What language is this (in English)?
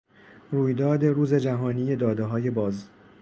Persian